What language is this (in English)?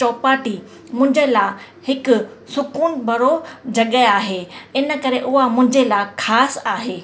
Sindhi